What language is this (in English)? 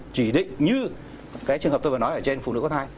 Vietnamese